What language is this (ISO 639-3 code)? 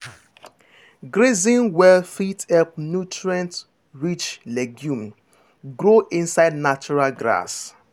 pcm